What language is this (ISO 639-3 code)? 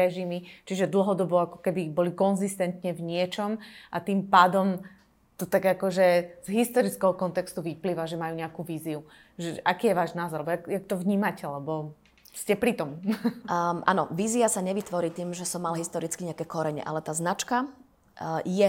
slk